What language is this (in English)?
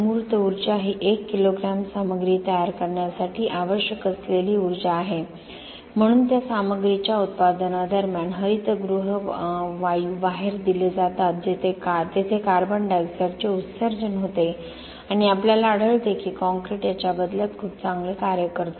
Marathi